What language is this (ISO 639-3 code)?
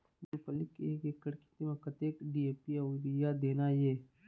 hne